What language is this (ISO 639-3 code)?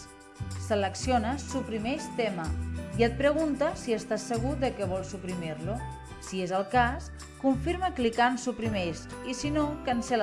cat